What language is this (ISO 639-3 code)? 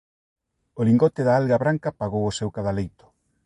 glg